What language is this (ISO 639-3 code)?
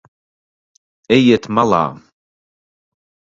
lav